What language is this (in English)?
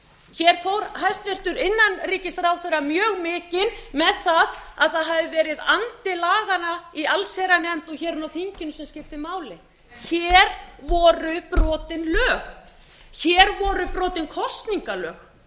Icelandic